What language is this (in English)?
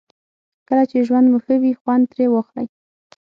Pashto